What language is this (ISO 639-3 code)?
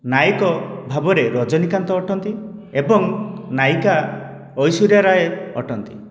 ori